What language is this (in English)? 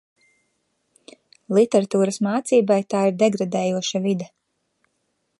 Latvian